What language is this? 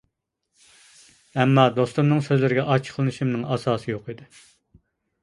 Uyghur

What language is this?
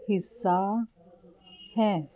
Punjabi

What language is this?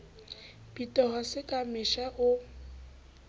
Southern Sotho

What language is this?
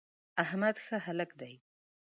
Pashto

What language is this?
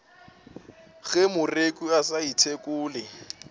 Northern Sotho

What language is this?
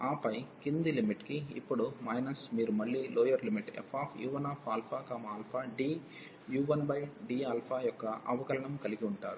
Telugu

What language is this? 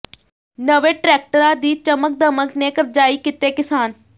Punjabi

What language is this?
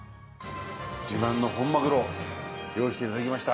Japanese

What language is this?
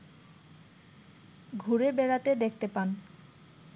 Bangla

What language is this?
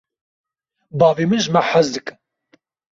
Kurdish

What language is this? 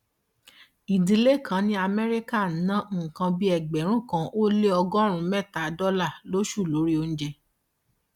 Yoruba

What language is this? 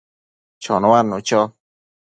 Matsés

